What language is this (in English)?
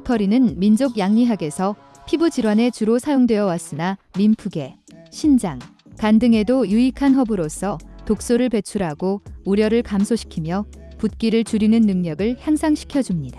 Korean